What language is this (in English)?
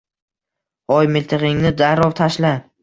Uzbek